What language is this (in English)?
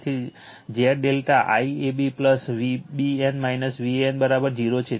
Gujarati